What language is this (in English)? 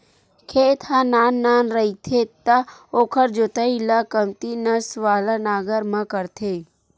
Chhattisgarhi